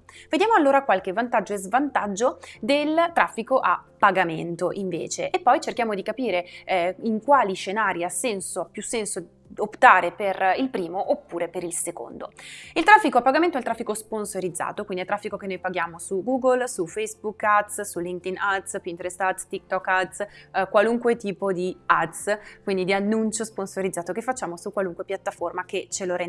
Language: Italian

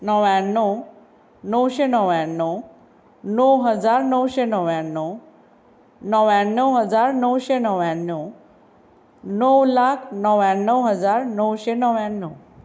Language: Konkani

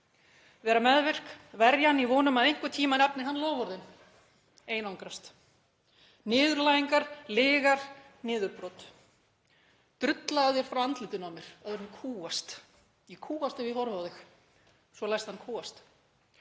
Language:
Icelandic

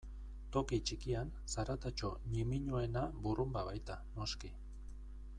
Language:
Basque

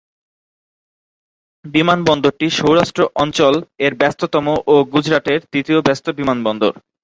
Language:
Bangla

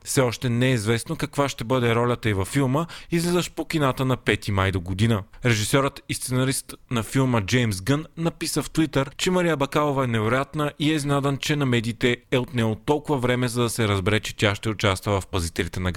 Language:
Bulgarian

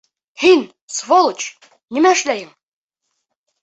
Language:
Bashkir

